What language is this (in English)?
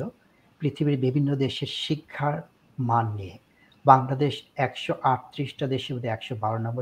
Bangla